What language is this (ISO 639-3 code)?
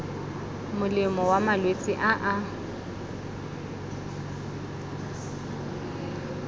tsn